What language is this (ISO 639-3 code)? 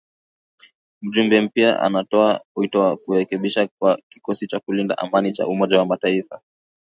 swa